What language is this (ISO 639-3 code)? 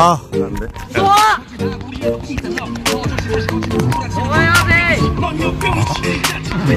kor